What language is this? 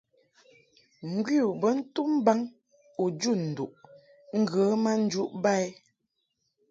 Mungaka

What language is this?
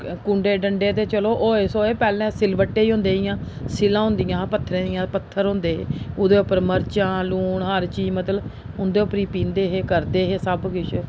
Dogri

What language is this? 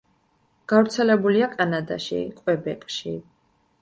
Georgian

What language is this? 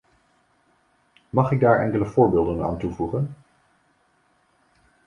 Dutch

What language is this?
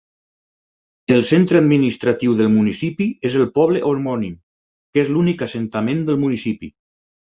Catalan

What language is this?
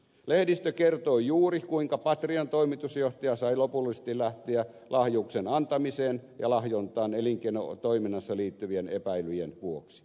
Finnish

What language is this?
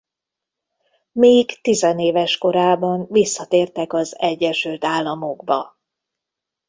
Hungarian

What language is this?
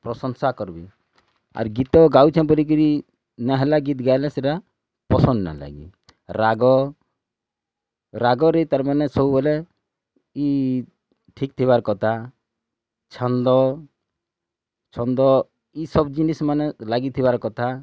Odia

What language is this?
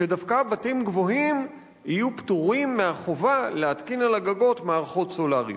Hebrew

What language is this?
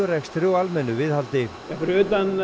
Icelandic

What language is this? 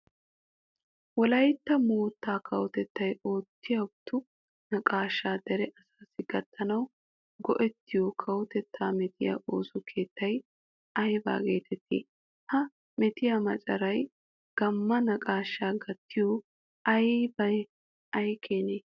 Wolaytta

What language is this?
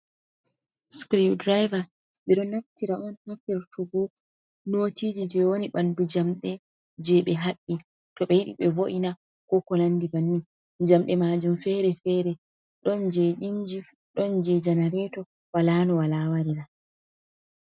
Fula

